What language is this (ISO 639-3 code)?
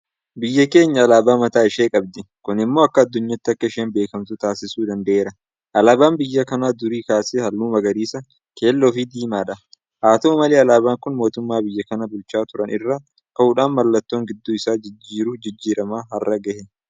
orm